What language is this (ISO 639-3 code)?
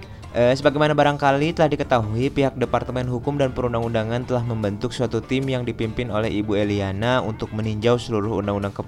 ind